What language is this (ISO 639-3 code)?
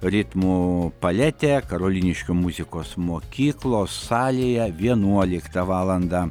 lit